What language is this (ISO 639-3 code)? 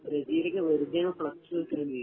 mal